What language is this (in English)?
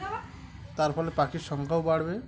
Bangla